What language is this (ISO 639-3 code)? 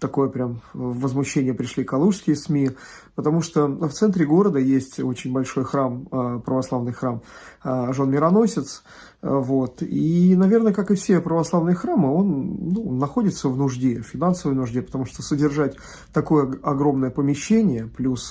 rus